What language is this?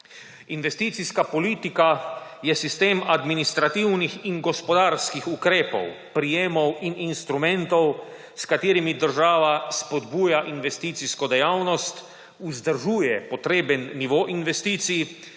Slovenian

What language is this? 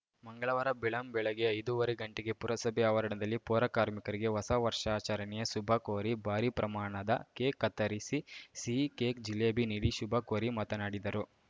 Kannada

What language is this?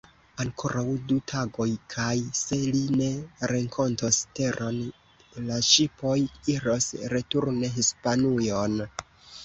Esperanto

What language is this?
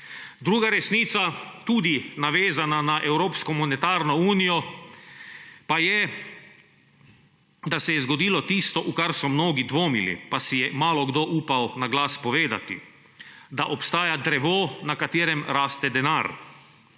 Slovenian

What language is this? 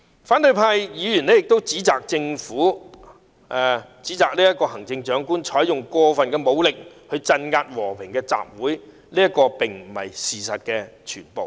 Cantonese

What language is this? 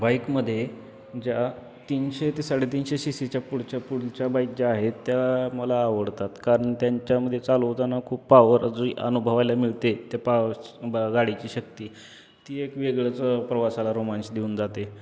Marathi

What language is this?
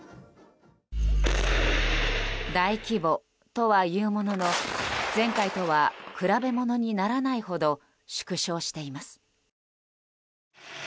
Japanese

